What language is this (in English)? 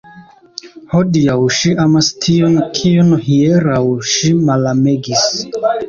Esperanto